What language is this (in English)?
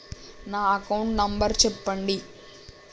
Telugu